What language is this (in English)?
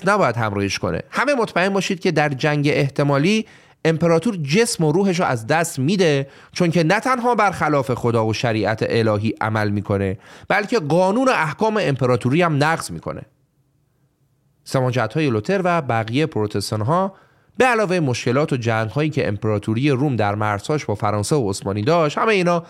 Persian